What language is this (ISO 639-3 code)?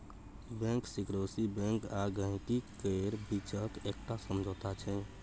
mai